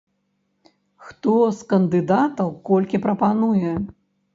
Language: Belarusian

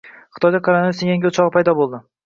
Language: Uzbek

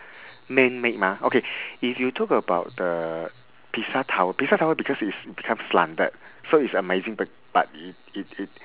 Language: English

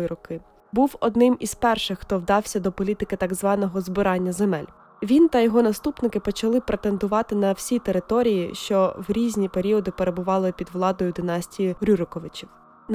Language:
Ukrainian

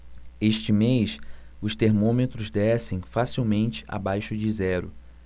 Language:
Portuguese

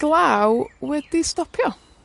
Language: Welsh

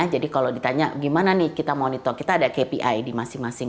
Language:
Indonesian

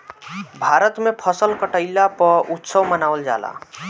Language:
Bhojpuri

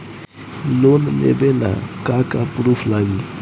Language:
Bhojpuri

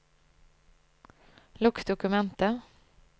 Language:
Norwegian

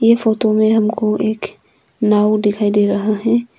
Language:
Hindi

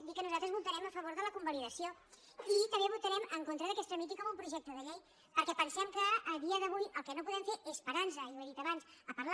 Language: Catalan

